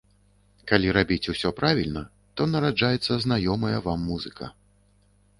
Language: Belarusian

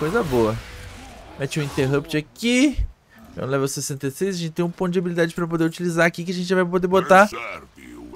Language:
Portuguese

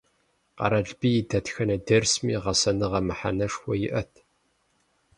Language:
Kabardian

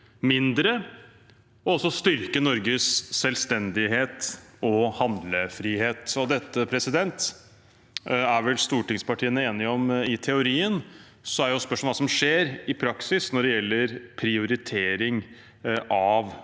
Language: Norwegian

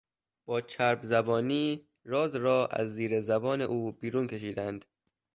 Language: Persian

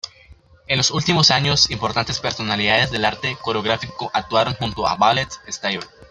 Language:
Spanish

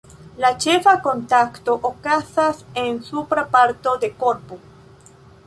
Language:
Esperanto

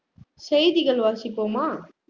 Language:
Tamil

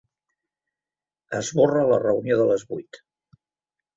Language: Catalan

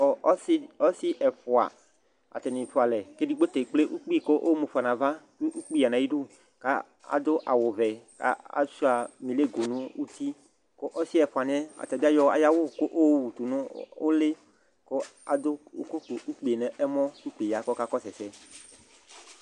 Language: Ikposo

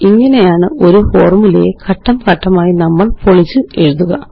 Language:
Malayalam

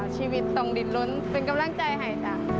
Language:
Thai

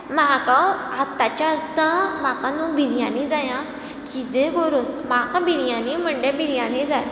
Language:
Konkani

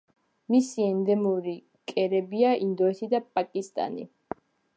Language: Georgian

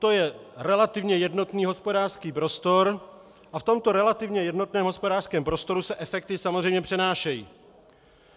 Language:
Czech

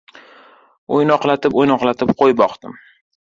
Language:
Uzbek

